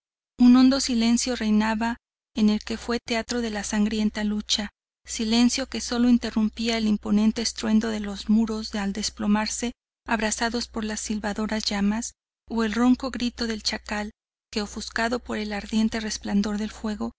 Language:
Spanish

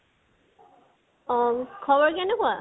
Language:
Assamese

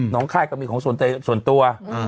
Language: Thai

